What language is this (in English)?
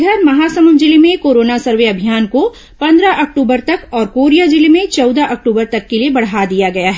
Hindi